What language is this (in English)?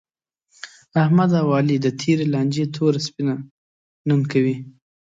Pashto